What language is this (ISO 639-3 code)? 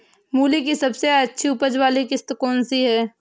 hin